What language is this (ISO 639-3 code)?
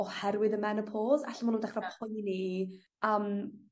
cym